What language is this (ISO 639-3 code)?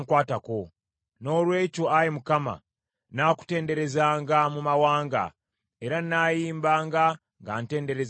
lug